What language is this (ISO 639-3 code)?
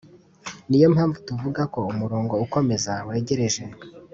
kin